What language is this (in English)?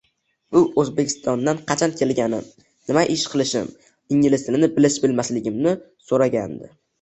Uzbek